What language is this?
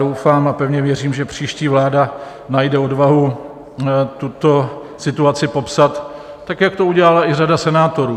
Czech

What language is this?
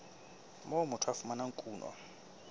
Southern Sotho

